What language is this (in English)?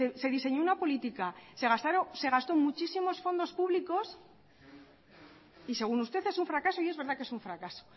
Spanish